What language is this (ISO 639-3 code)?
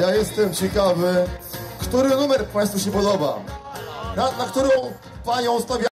pol